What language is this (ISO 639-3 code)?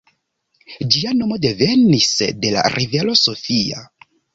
epo